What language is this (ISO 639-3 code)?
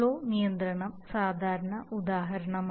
mal